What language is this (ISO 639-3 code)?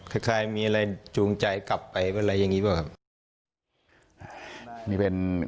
tha